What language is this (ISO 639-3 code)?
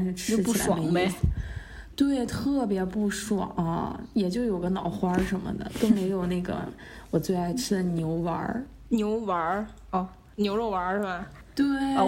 zho